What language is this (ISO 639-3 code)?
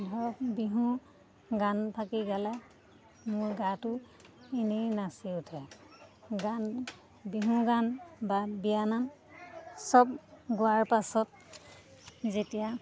asm